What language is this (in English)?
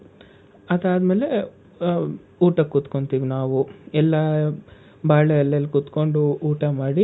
Kannada